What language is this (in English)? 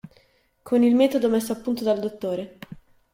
Italian